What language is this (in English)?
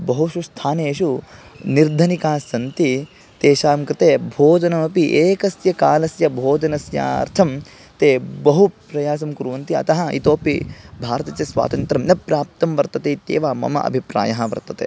Sanskrit